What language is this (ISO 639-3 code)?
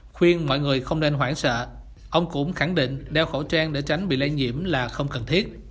vie